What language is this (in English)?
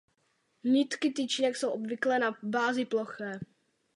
Czech